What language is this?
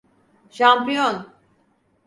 Turkish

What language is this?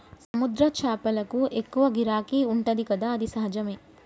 Telugu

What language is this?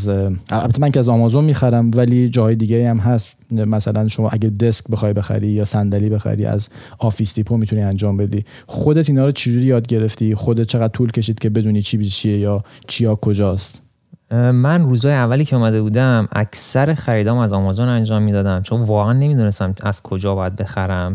Persian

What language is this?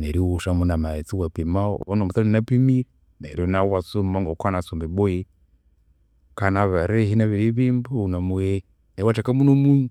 Konzo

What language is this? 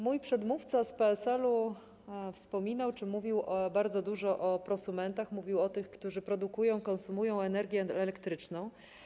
Polish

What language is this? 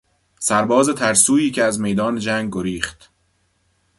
Persian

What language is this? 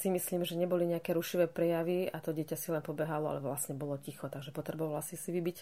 Slovak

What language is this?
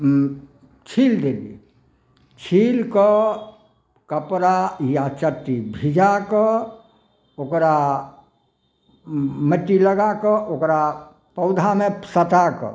Maithili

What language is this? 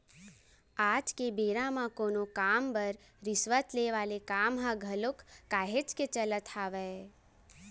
Chhattisgarhi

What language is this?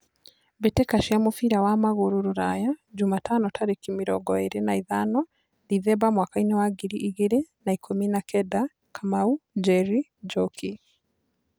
Kikuyu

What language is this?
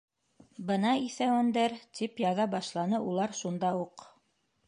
Bashkir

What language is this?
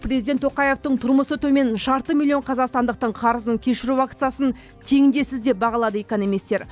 Kazakh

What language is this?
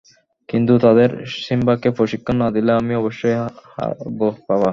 Bangla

